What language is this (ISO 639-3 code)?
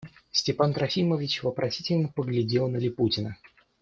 rus